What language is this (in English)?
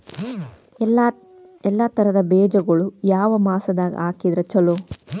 Kannada